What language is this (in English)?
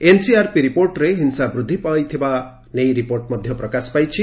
Odia